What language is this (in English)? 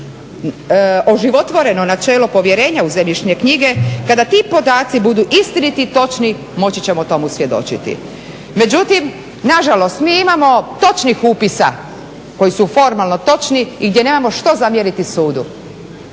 Croatian